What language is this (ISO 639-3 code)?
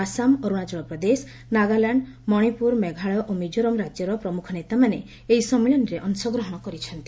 ori